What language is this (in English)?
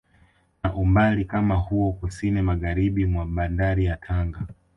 Swahili